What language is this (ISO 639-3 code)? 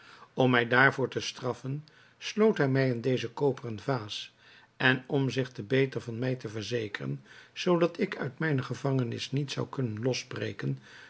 nld